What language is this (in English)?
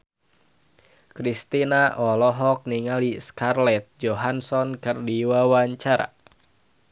Sundanese